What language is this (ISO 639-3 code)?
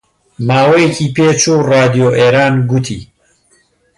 ckb